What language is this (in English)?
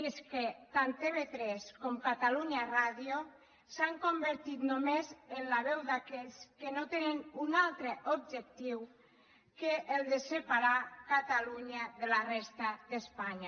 Catalan